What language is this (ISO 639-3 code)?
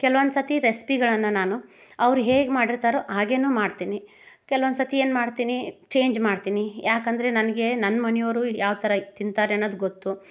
kan